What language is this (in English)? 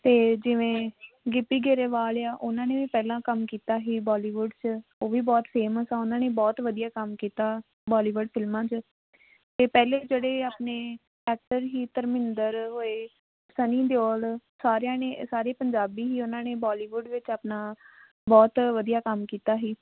Punjabi